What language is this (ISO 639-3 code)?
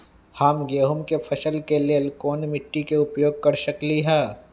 mag